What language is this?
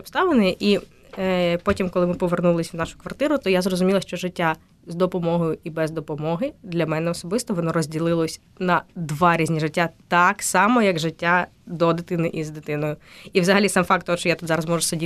Ukrainian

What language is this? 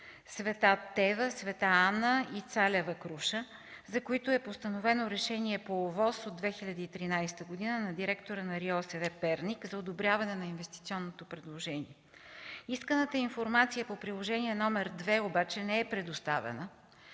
Bulgarian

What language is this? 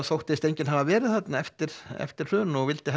Icelandic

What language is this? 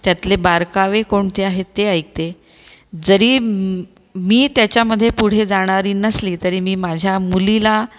Marathi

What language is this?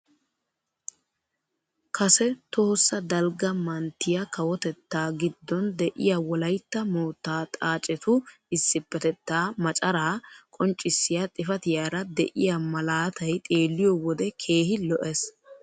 Wolaytta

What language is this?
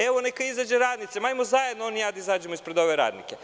Serbian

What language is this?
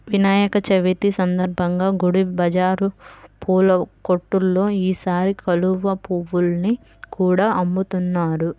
Telugu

